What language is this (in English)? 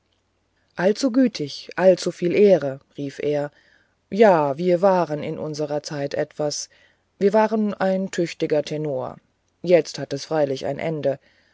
German